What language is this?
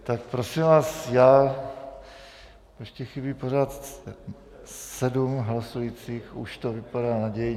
Czech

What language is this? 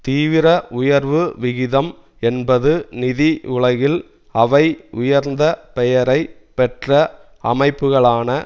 Tamil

